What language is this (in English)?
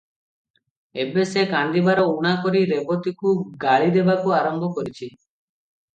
Odia